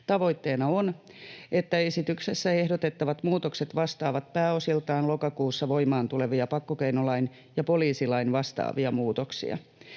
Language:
Finnish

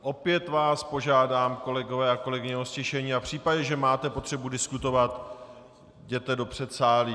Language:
Czech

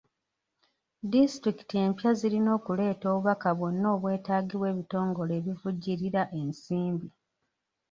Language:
Ganda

